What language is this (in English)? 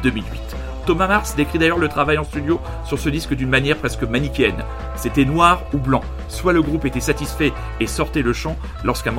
French